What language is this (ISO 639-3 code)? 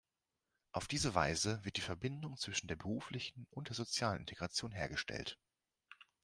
deu